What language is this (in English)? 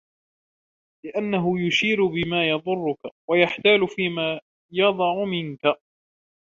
Arabic